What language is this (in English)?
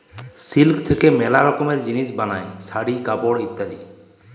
Bangla